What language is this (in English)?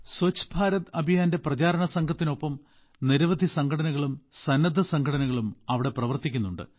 Malayalam